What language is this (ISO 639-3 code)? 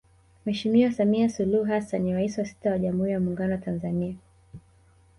swa